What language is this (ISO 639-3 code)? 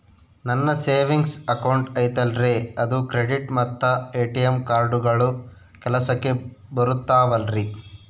kan